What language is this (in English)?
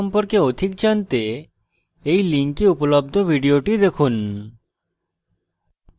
Bangla